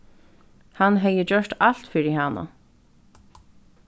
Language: Faroese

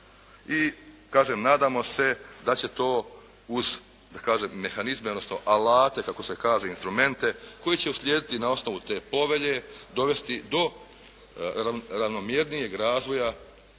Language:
Croatian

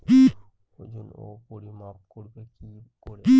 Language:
Bangla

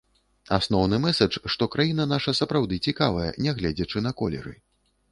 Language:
Belarusian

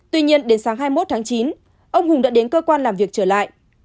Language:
Vietnamese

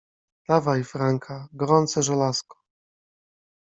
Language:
Polish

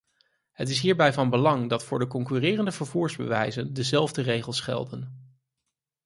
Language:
Dutch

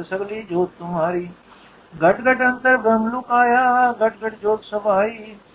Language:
Punjabi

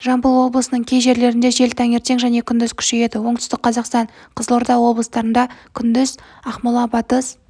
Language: Kazakh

